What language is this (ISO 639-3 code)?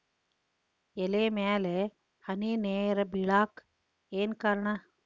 kan